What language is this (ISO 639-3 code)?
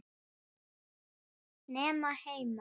isl